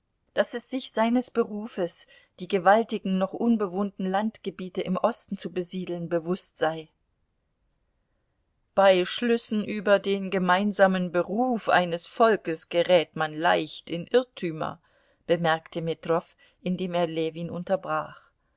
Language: German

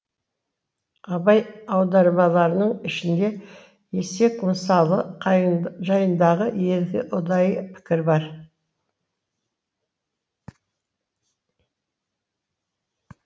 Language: Kazakh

